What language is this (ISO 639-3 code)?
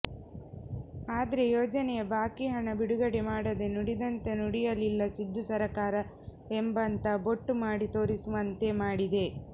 kan